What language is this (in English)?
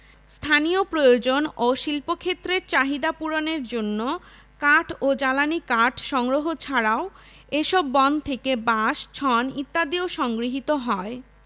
Bangla